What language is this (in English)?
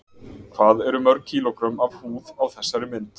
Icelandic